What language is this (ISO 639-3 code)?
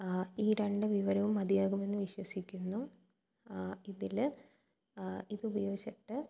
mal